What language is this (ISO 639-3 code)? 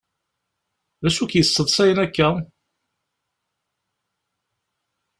kab